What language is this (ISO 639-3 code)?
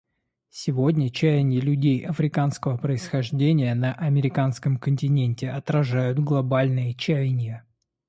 rus